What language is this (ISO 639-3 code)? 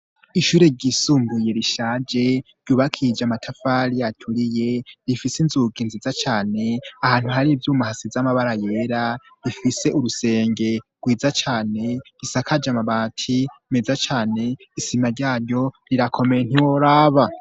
run